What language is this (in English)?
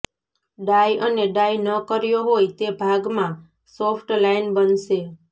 Gujarati